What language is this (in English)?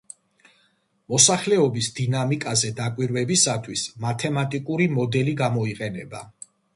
Georgian